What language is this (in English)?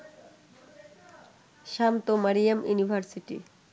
Bangla